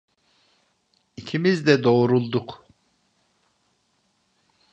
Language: Turkish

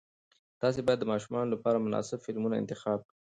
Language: Pashto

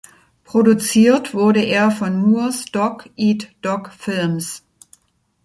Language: German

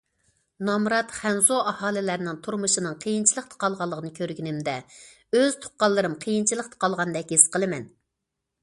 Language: Uyghur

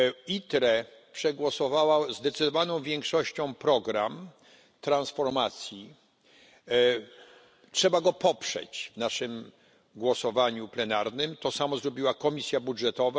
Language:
Polish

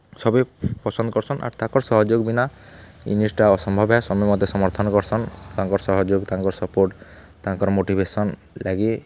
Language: Odia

